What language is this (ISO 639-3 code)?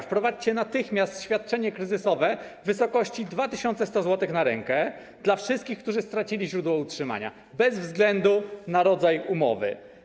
pol